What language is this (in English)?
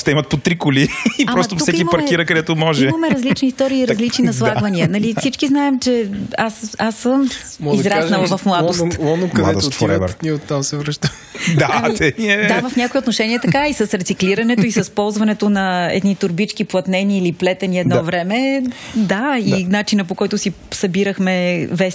Bulgarian